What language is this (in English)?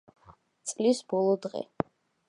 Georgian